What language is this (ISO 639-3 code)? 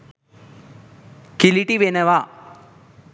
sin